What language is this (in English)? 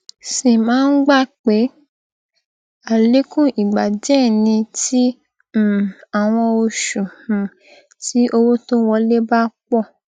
Yoruba